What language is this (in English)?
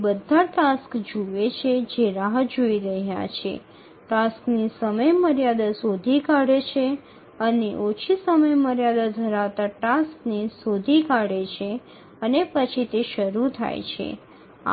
Gujarati